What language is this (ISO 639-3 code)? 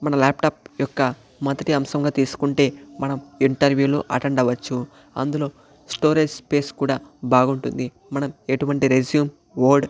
tel